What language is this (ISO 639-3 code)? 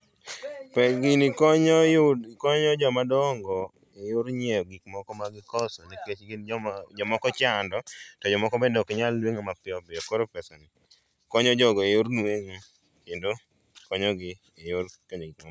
luo